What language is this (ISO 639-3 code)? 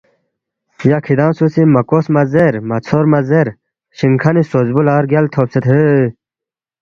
bft